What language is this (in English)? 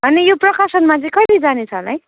Nepali